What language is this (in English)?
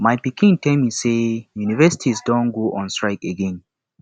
Nigerian Pidgin